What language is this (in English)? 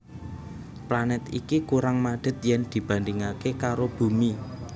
Javanese